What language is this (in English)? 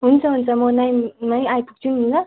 Nepali